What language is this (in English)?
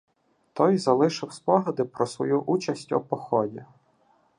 Ukrainian